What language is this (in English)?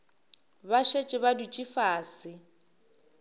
Northern Sotho